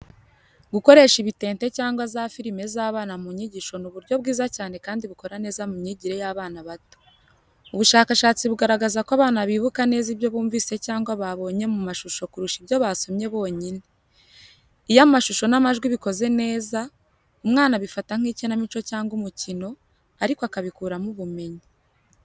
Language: Kinyarwanda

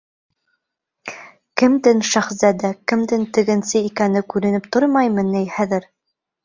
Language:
Bashkir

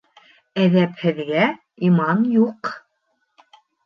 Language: Bashkir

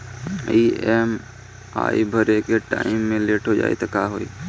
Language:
Bhojpuri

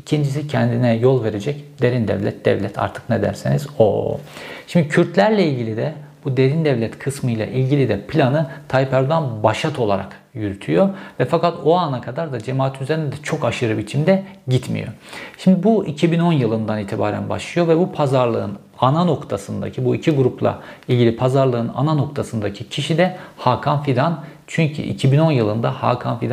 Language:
Turkish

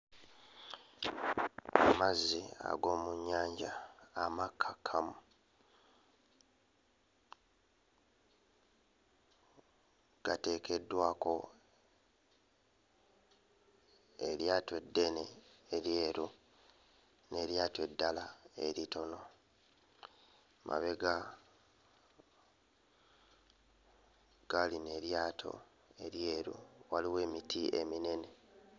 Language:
Ganda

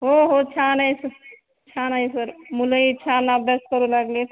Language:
Marathi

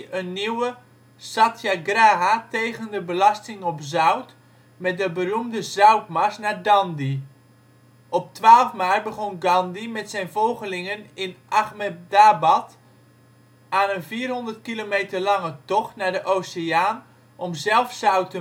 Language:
Dutch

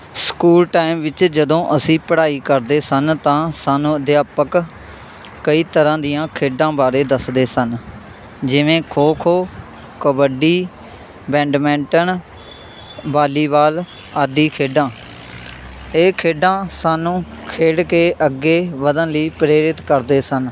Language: Punjabi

